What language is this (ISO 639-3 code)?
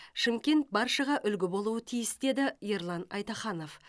kaz